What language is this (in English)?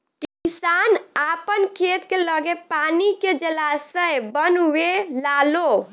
Bhojpuri